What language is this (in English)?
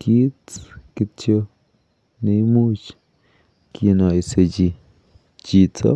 Kalenjin